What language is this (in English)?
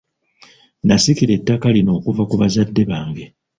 Ganda